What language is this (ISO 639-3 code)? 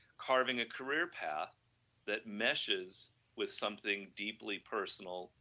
eng